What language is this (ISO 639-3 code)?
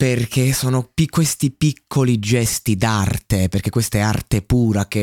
ita